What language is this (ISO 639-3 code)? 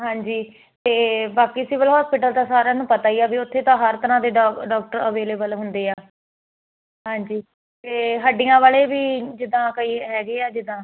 pan